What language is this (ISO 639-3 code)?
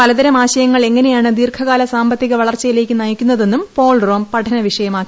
mal